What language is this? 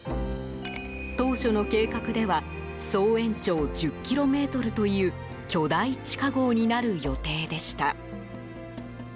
Japanese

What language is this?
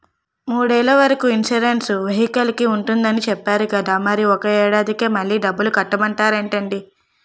Telugu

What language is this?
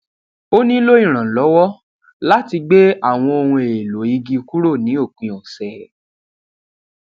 Yoruba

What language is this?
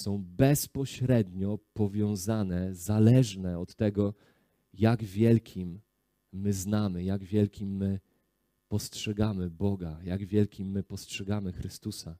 Polish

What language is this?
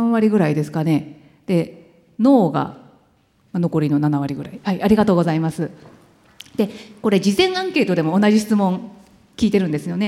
Japanese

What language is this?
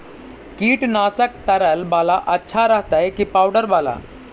Magahi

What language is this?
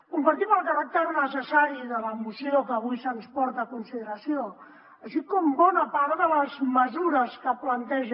Catalan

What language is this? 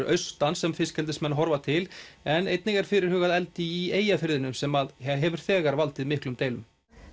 Icelandic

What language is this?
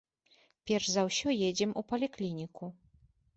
Belarusian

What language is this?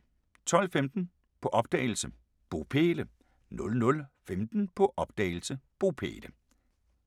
Danish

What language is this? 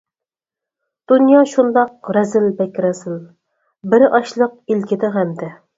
Uyghur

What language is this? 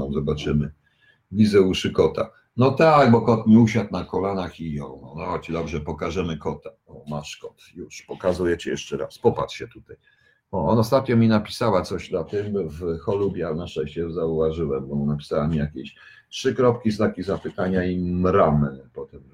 Polish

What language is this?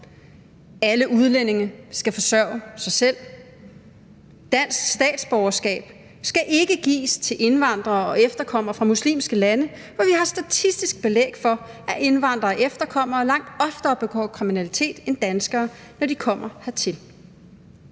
Danish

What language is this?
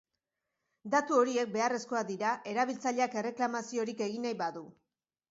Basque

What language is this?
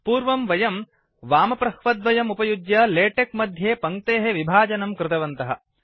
Sanskrit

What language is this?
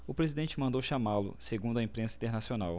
Portuguese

